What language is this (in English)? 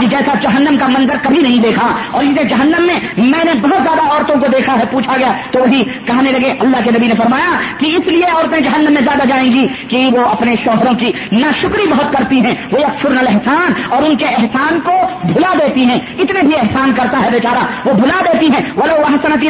Urdu